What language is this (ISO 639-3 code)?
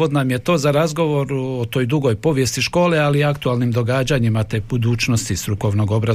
hrv